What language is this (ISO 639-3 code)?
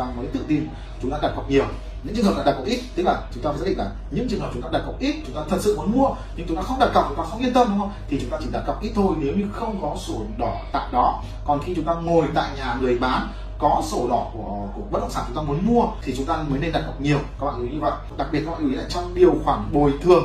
vie